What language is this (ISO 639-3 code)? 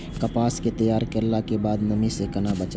mai